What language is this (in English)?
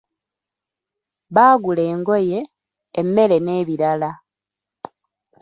Ganda